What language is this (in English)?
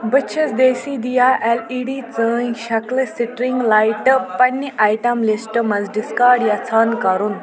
Kashmiri